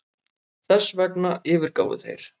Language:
Icelandic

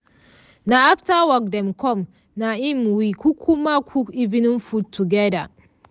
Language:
Nigerian Pidgin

